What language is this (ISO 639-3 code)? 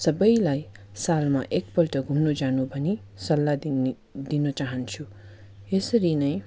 nep